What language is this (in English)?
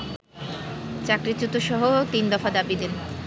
Bangla